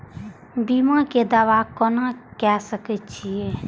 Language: Maithili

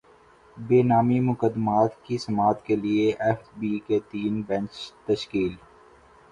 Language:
Urdu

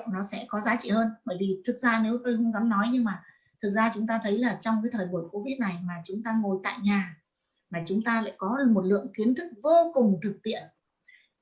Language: Vietnamese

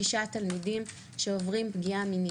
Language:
Hebrew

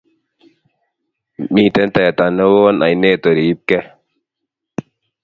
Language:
Kalenjin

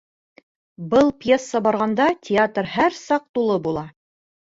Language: Bashkir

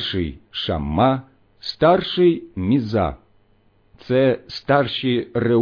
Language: Ukrainian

